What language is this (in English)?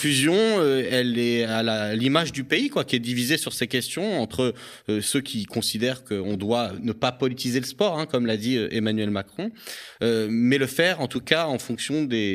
French